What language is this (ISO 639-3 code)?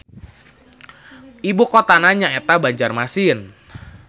sun